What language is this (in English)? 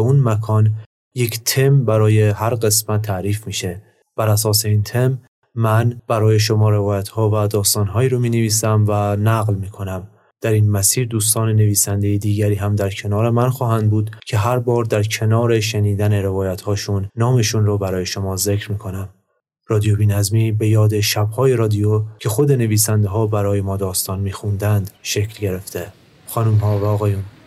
Persian